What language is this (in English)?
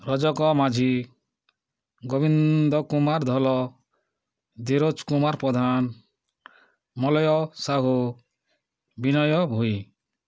Odia